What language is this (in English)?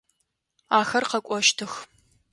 Adyghe